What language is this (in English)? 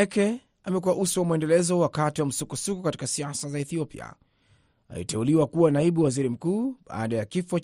Swahili